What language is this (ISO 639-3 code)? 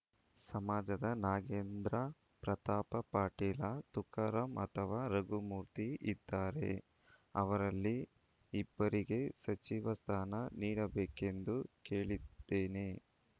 kan